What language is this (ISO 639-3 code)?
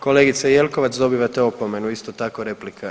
hrv